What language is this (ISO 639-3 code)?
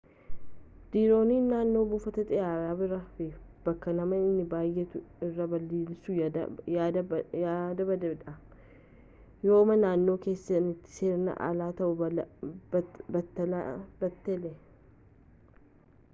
orm